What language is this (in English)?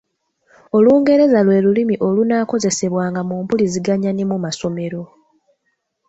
Ganda